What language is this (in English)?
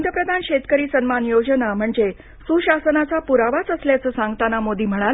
Marathi